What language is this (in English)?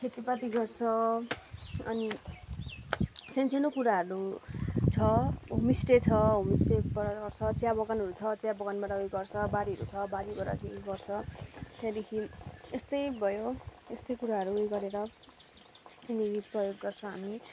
Nepali